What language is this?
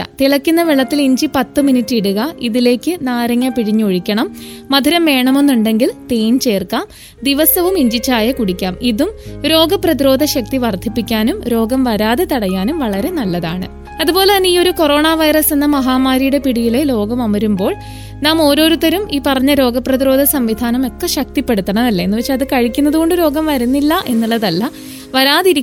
Malayalam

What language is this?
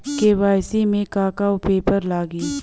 Bhojpuri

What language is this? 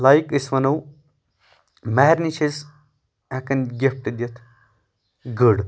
Kashmiri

